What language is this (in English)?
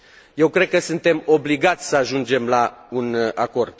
Romanian